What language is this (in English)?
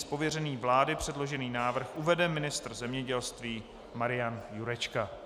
Czech